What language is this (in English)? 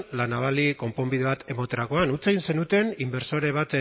Basque